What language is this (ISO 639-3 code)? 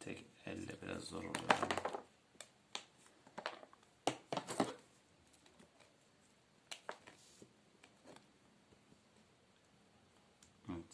tur